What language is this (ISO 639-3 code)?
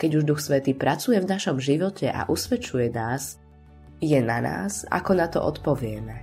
slk